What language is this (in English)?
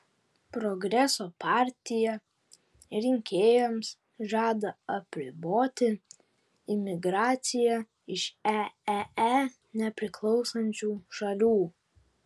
Lithuanian